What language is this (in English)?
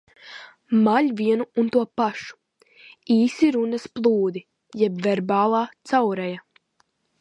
Latvian